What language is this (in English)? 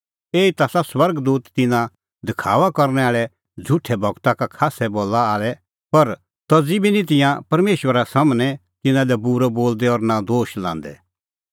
Kullu Pahari